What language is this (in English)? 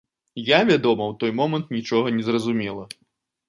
Belarusian